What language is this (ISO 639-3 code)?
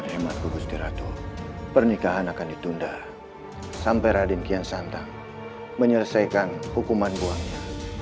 ind